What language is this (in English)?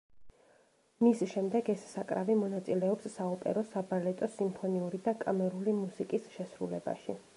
Georgian